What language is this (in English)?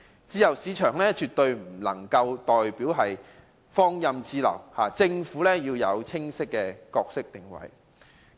Cantonese